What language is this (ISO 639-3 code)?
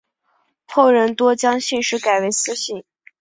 zho